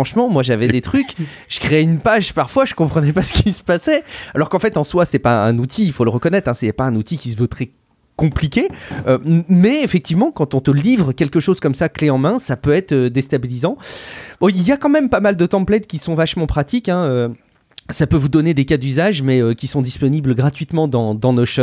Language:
French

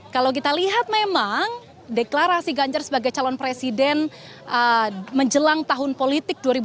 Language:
Indonesian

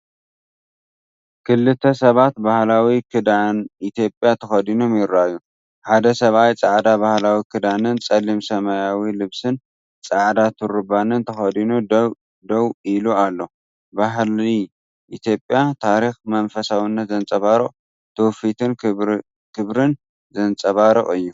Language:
Tigrinya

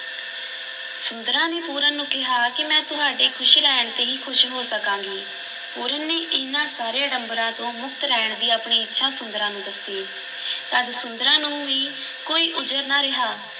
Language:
Punjabi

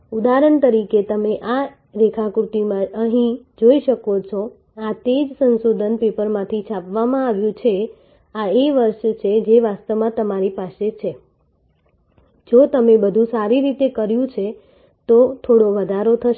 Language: Gujarati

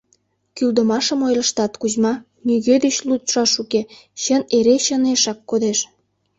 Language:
Mari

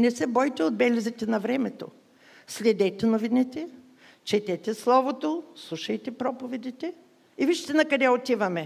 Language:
Bulgarian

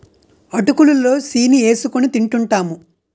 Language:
Telugu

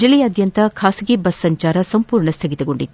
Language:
Kannada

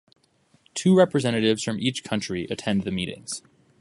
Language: English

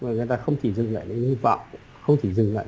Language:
Vietnamese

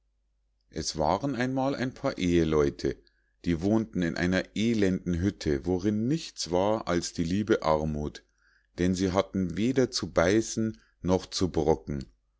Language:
German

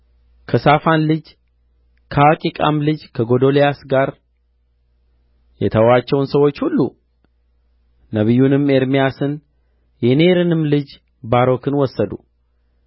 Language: Amharic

